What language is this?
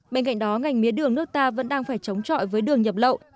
Vietnamese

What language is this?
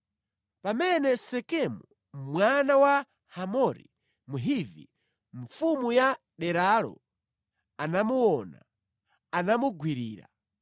Nyanja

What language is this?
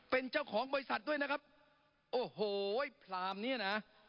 Thai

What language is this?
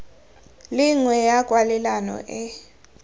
Tswana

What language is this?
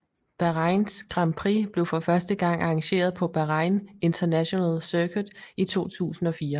Danish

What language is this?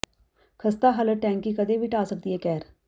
Punjabi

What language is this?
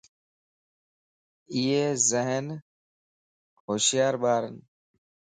Lasi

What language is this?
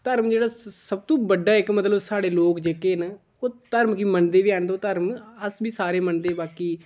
Dogri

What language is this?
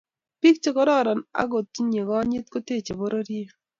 Kalenjin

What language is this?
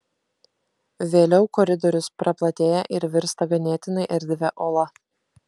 Lithuanian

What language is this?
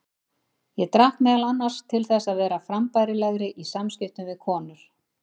Icelandic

